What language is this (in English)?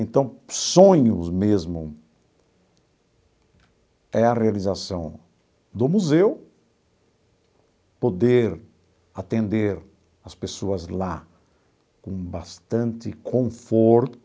Portuguese